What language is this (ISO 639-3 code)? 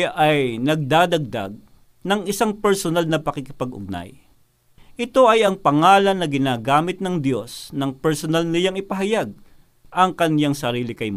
fil